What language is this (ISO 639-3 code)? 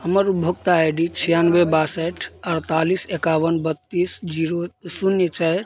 mai